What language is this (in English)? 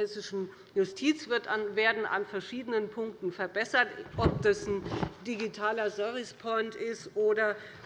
German